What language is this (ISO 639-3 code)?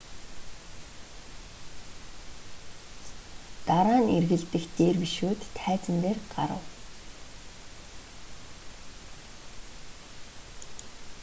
mon